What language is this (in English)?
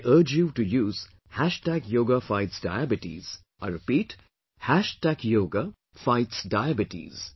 English